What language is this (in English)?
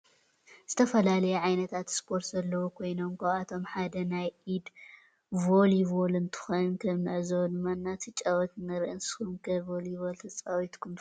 Tigrinya